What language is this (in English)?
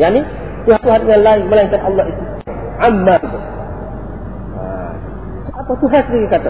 Malay